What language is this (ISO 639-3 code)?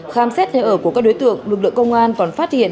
vie